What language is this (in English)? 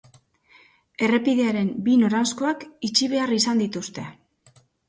Basque